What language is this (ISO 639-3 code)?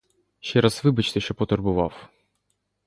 ukr